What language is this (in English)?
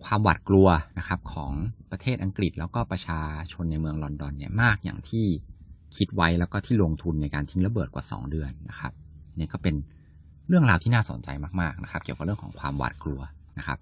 Thai